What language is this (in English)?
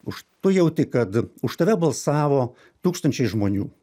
Lithuanian